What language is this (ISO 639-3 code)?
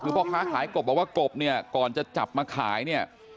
tha